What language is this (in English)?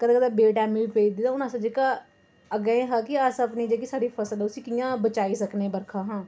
Dogri